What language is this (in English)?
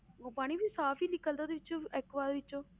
Punjabi